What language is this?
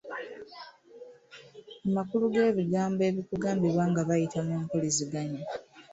Ganda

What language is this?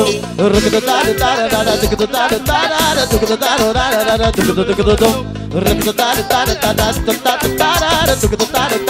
Romanian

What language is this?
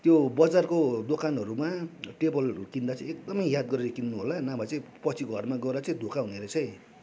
Nepali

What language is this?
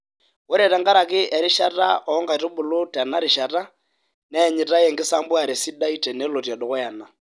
Masai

